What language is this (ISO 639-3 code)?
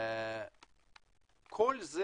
heb